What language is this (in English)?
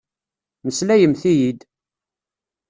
Kabyle